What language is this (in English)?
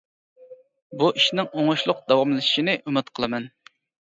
Uyghur